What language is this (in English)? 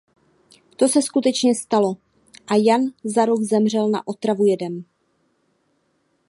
Czech